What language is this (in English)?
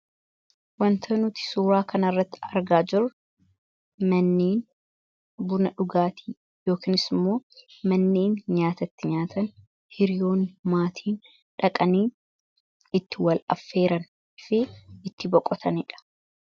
Oromo